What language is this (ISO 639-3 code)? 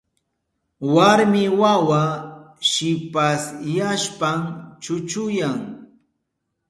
qup